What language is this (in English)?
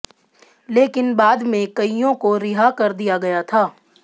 Hindi